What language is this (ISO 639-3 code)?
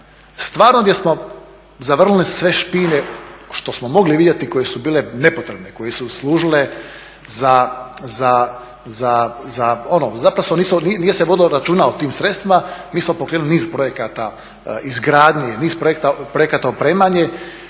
hrv